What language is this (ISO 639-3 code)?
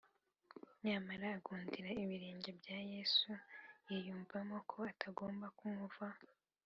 kin